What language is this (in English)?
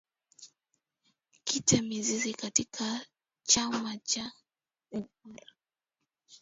Swahili